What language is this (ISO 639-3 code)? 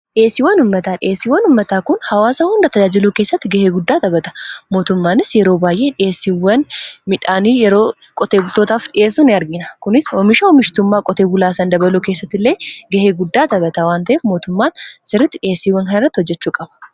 orm